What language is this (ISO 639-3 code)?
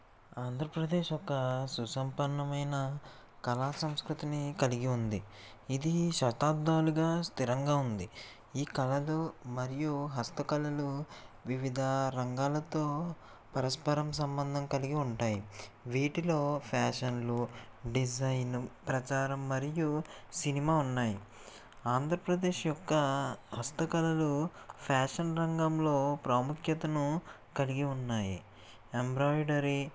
tel